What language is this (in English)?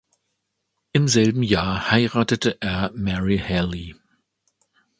German